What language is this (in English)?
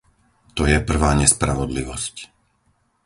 Slovak